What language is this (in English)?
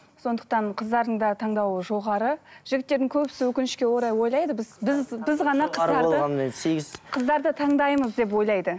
Kazakh